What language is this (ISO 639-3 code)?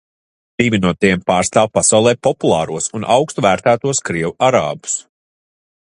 lav